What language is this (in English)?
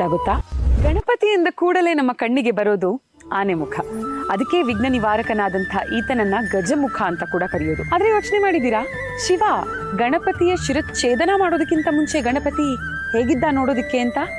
Kannada